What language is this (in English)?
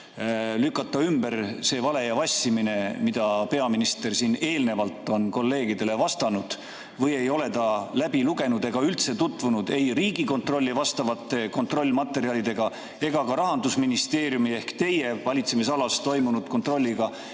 Estonian